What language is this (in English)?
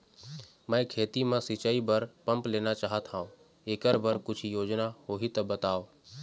Chhattisgarhi